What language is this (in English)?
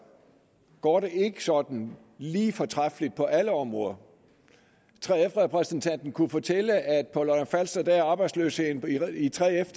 Danish